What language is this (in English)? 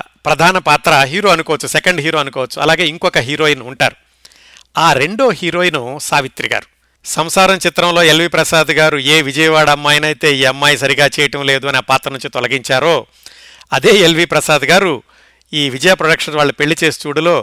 Telugu